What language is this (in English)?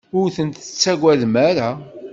Kabyle